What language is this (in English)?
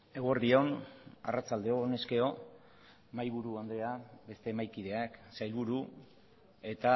Basque